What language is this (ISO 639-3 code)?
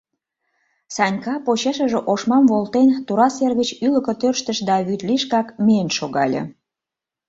chm